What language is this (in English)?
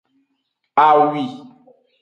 Aja (Benin)